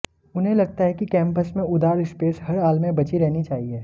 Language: Hindi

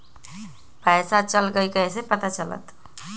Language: Magahi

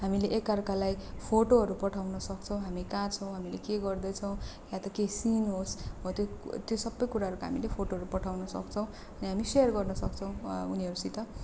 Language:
Nepali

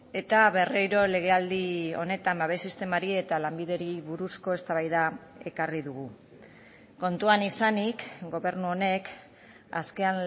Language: Basque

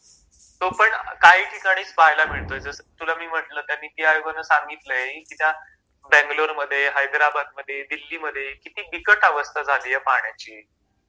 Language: Marathi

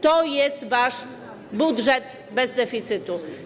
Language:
Polish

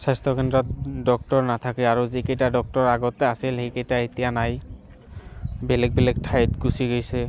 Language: Assamese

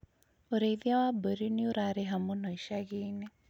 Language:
Kikuyu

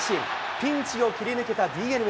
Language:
Japanese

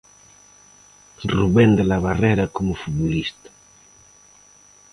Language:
Galician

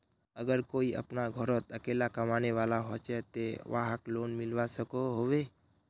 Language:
Magahi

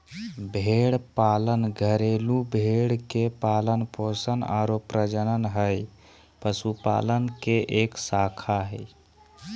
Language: Magahi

